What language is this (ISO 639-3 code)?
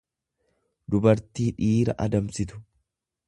orm